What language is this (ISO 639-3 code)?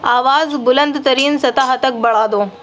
urd